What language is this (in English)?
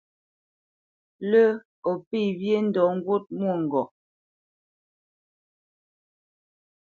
Bamenyam